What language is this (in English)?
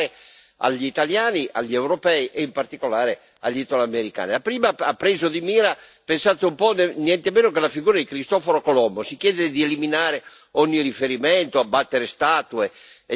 Italian